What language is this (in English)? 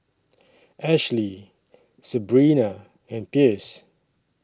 English